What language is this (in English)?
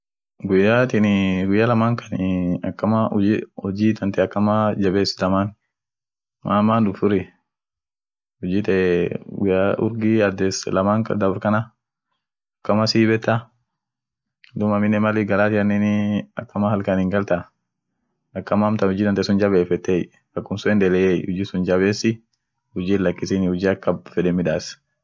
Orma